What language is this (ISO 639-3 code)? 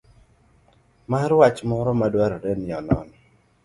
luo